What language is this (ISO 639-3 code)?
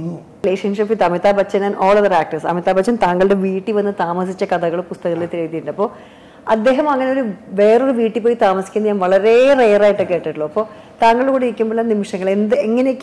mal